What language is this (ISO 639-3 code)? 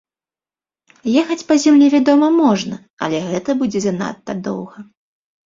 bel